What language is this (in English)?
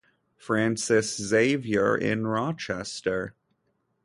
English